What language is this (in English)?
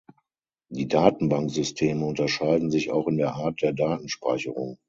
German